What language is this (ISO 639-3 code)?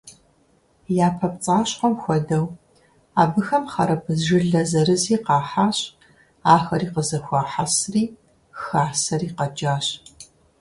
kbd